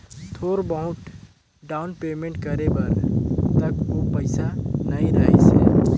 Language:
Chhattisgarhi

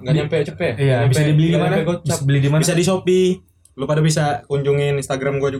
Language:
Indonesian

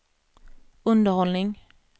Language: Swedish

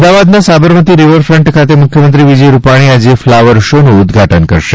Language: Gujarati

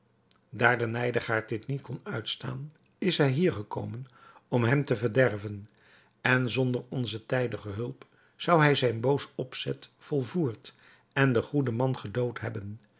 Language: Dutch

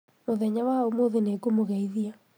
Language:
Kikuyu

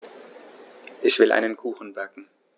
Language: German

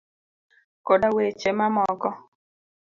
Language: Luo (Kenya and Tanzania)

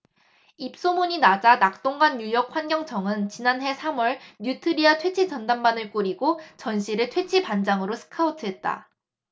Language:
Korean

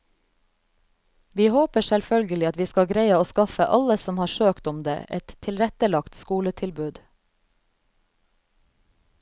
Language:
Norwegian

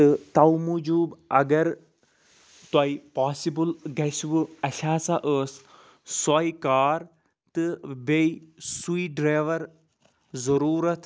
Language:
Kashmiri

